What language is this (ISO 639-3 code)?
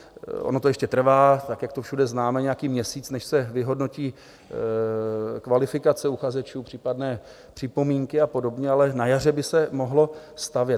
ces